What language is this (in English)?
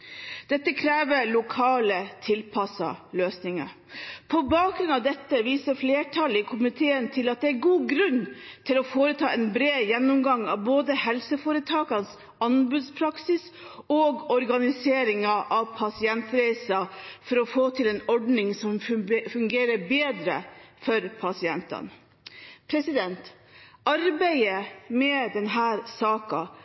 Norwegian Bokmål